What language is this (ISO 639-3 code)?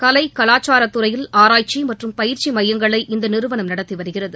tam